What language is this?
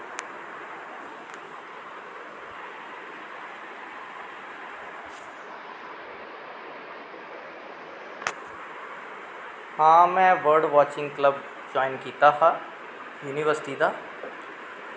Dogri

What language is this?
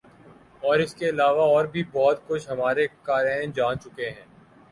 Urdu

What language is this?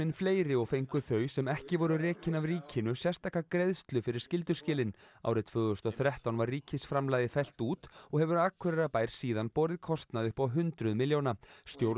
Icelandic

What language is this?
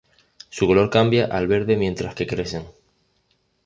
Spanish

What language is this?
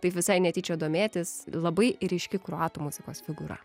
Lithuanian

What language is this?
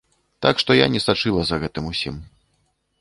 Belarusian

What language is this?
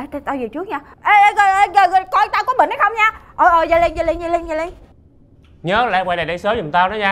Vietnamese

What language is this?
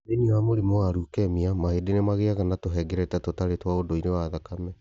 Kikuyu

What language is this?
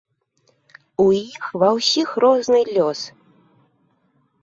Belarusian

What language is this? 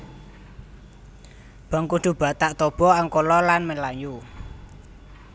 Javanese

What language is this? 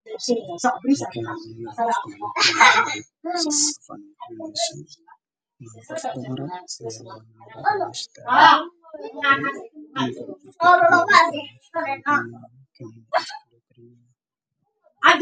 Somali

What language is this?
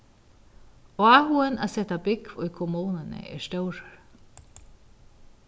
Faroese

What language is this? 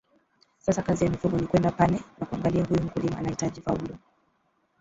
Swahili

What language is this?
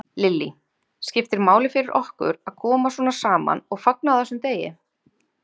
Icelandic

